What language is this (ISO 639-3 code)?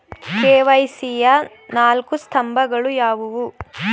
kan